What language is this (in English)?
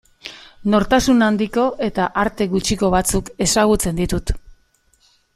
Basque